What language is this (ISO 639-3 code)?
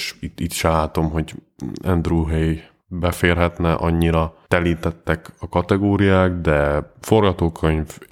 hun